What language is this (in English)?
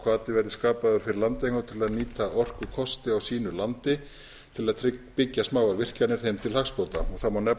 Icelandic